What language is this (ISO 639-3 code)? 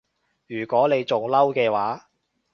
yue